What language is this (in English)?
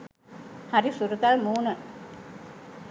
Sinhala